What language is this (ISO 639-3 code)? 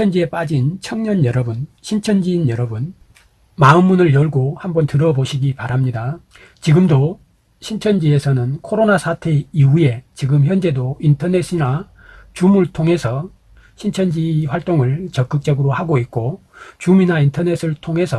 kor